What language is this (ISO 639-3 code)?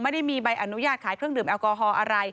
tha